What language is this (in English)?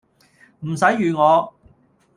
Cantonese